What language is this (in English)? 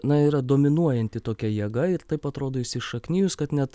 Lithuanian